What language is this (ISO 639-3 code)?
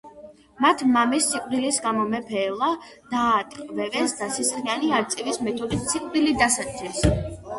kat